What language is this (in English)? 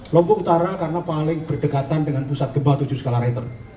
Indonesian